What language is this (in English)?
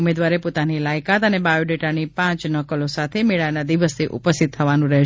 Gujarati